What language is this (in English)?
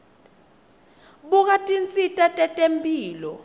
Swati